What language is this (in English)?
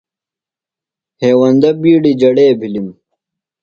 Phalura